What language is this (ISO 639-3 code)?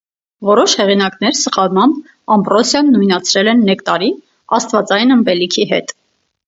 hye